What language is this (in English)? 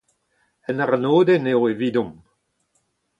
Breton